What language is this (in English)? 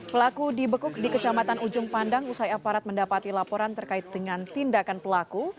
Indonesian